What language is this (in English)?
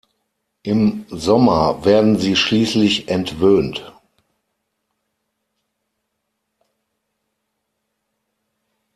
German